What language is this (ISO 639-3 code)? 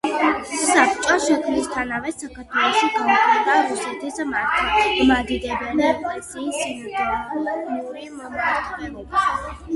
kat